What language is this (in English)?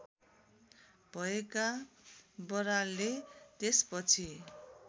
Nepali